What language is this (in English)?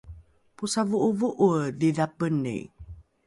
Rukai